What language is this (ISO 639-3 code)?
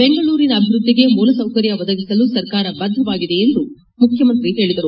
kan